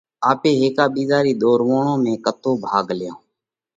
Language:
Parkari Koli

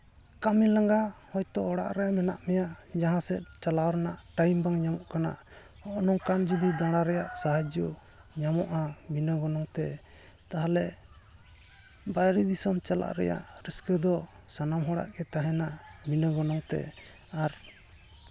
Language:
Santali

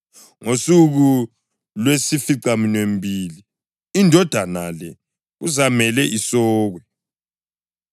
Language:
North Ndebele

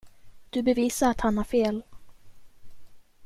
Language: Swedish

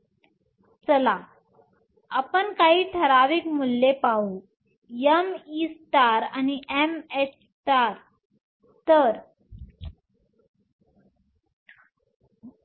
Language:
Marathi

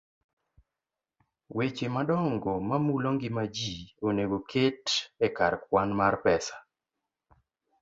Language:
Luo (Kenya and Tanzania)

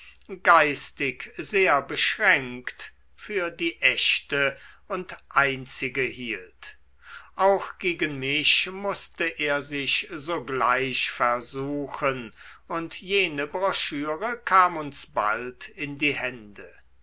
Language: German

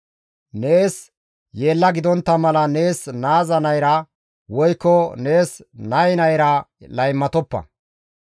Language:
Gamo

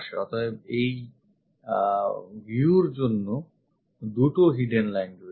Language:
Bangla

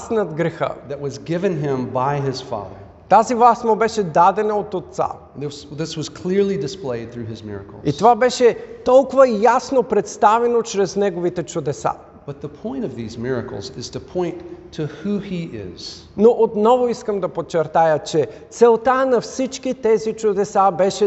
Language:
Bulgarian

